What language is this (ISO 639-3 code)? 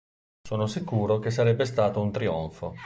ita